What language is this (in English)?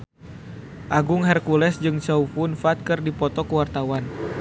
Sundanese